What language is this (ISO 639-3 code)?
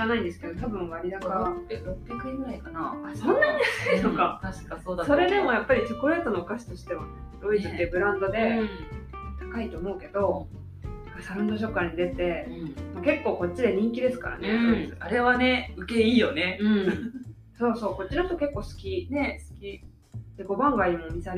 jpn